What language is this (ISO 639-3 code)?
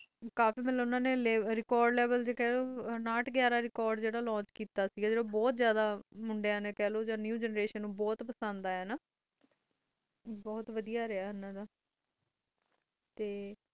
pan